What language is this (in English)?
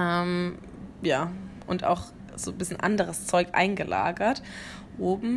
German